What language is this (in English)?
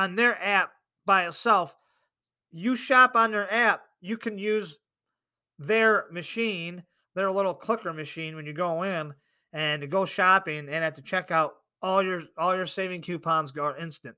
English